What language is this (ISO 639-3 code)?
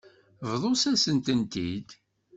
kab